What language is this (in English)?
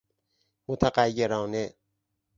Persian